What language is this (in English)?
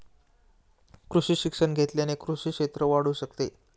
Marathi